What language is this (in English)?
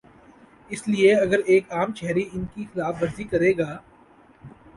Urdu